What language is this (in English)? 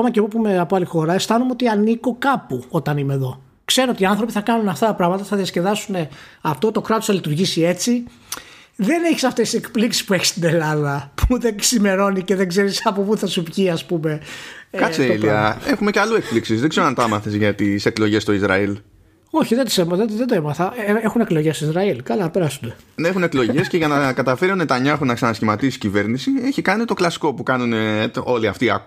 Greek